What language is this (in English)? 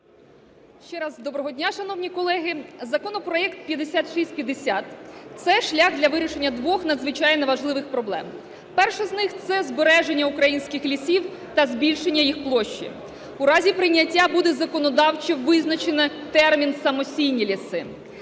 Ukrainian